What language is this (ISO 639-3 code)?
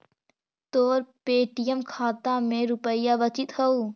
mag